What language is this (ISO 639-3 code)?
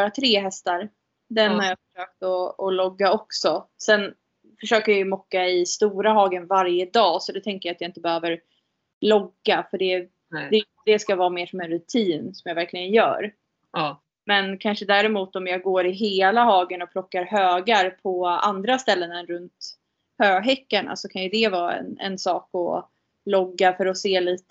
swe